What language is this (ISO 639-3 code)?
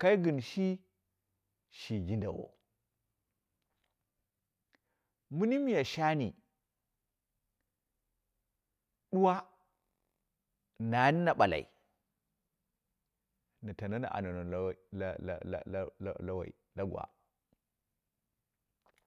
kna